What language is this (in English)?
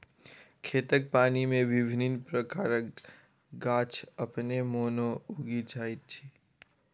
Maithili